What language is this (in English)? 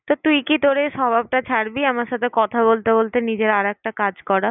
Bangla